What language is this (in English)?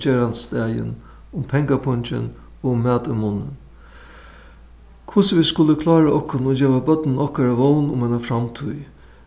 Faroese